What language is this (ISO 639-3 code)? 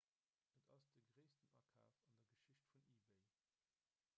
ltz